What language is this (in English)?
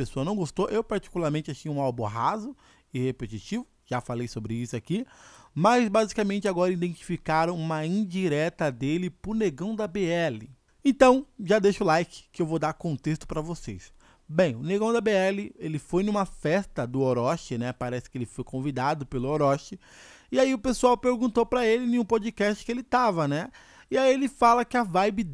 Portuguese